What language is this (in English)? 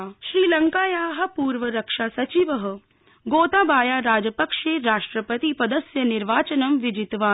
Sanskrit